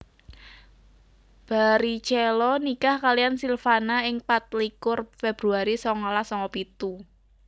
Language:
Javanese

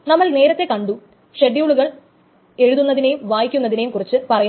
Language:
Malayalam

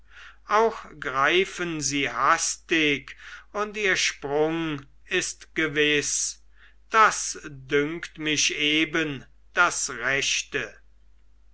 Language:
German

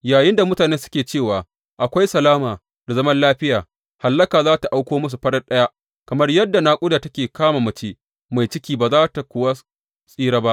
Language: Hausa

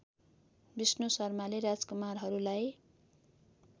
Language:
Nepali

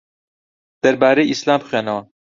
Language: Central Kurdish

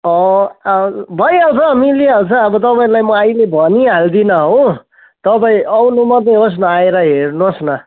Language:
Nepali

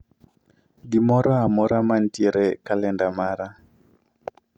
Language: Luo (Kenya and Tanzania)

